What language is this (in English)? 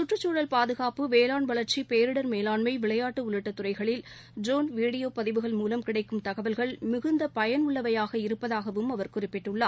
Tamil